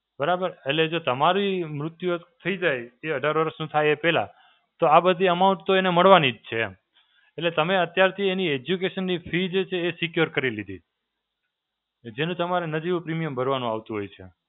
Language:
Gujarati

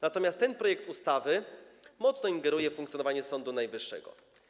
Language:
Polish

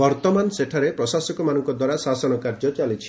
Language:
Odia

